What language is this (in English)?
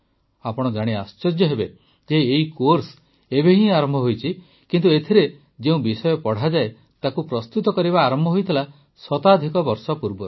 Odia